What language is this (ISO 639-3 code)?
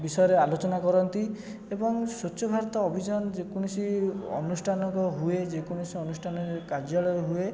ori